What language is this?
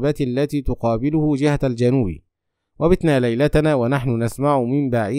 Arabic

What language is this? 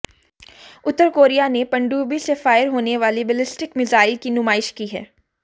Hindi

